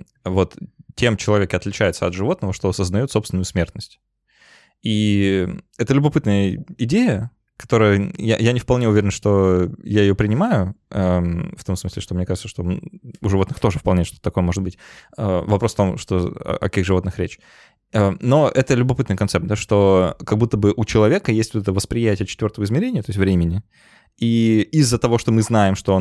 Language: Russian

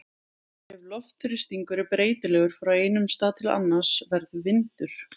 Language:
Icelandic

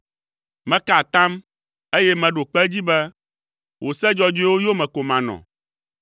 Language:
Ewe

